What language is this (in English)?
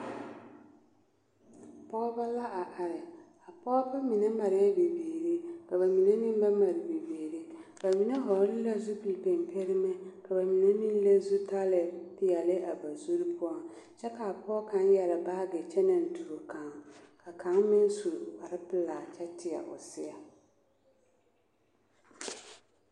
Southern Dagaare